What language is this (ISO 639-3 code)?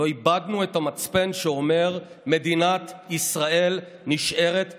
heb